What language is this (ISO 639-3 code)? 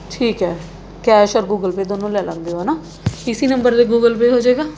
pan